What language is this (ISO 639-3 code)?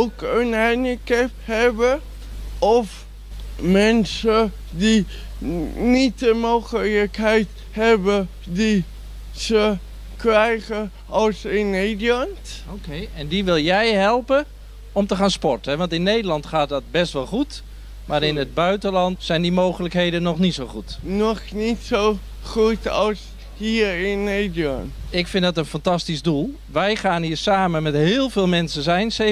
nld